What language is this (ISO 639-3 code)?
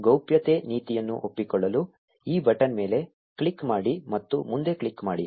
kan